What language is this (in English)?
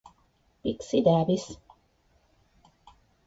Italian